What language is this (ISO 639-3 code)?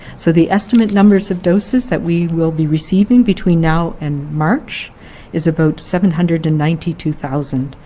eng